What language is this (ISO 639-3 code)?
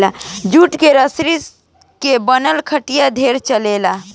bho